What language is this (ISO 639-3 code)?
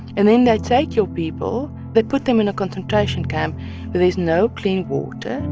eng